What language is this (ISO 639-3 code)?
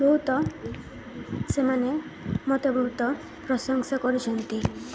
ori